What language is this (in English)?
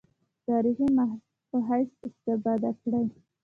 Pashto